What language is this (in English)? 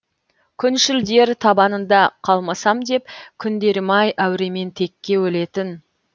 Kazakh